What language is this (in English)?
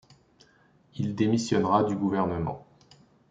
French